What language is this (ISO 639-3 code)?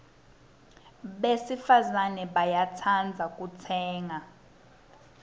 ssw